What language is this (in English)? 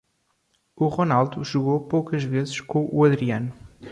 Portuguese